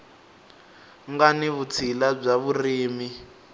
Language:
Tsonga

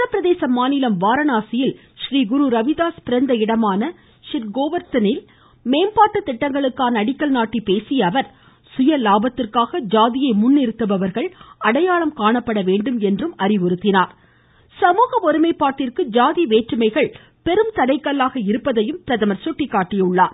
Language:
Tamil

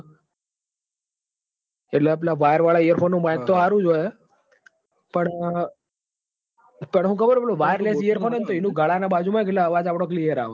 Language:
Gujarati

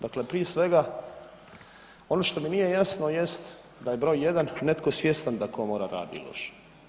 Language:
Croatian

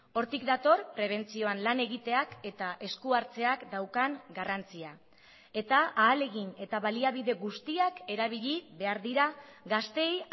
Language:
Basque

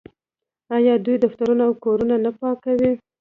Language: Pashto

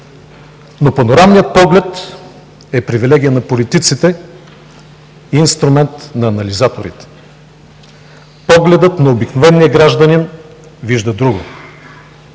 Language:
Bulgarian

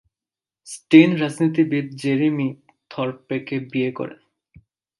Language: Bangla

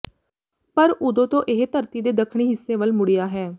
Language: Punjabi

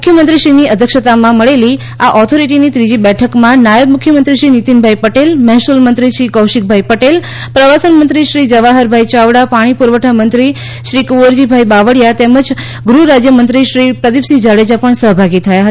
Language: Gujarati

